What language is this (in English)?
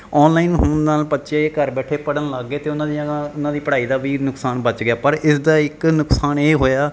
Punjabi